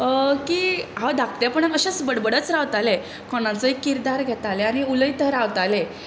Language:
Konkani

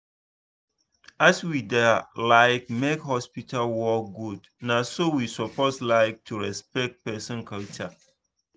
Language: Nigerian Pidgin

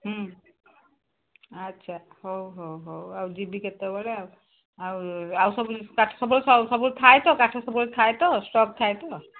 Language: Odia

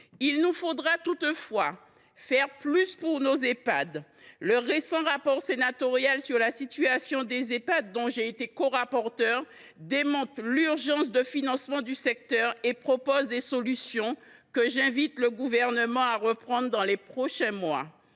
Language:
French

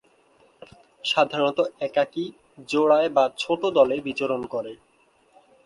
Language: Bangla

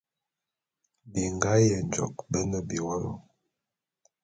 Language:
Bulu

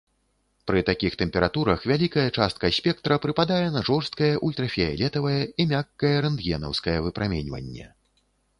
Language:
Belarusian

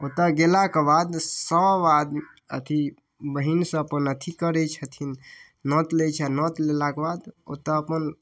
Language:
Maithili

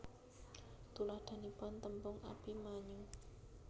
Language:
Javanese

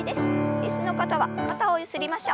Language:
Japanese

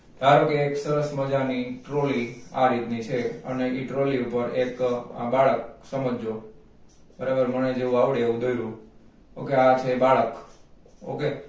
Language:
Gujarati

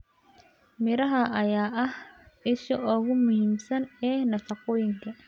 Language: Somali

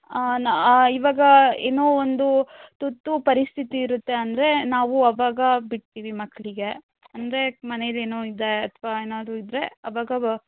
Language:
Kannada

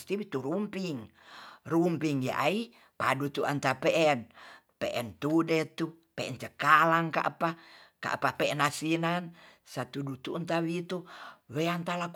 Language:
Tonsea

